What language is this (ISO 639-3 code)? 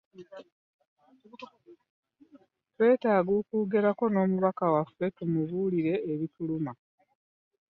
lug